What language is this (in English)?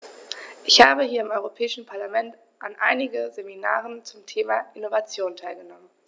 German